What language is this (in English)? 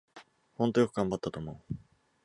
Japanese